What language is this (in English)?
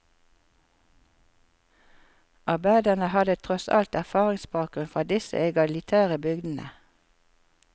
Norwegian